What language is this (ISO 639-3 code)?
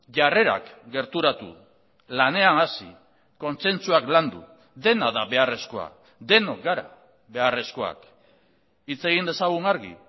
eus